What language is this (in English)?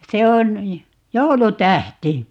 Finnish